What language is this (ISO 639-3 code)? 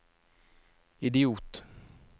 nor